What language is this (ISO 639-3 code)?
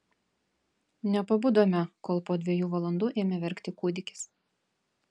lit